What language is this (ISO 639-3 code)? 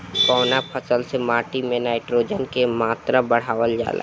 bho